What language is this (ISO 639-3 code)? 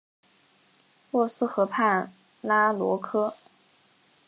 zho